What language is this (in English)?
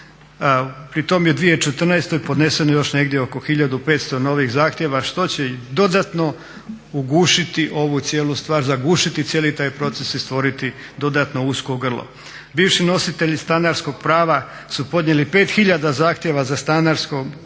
Croatian